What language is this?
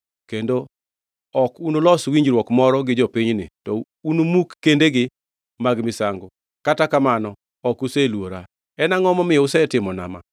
Luo (Kenya and Tanzania)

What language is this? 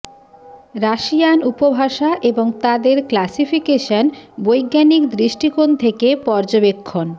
Bangla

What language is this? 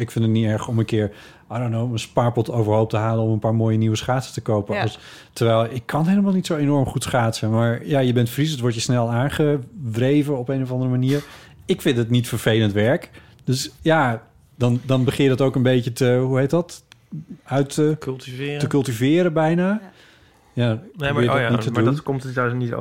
Dutch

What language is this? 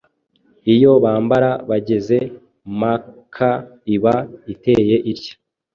Kinyarwanda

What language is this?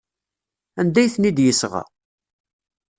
Kabyle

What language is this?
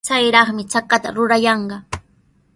Sihuas Ancash Quechua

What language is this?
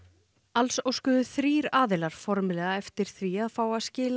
Icelandic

